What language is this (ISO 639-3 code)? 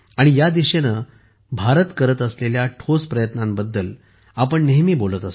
mar